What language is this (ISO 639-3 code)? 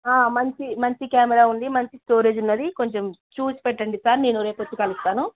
tel